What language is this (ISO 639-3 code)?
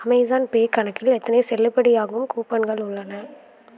tam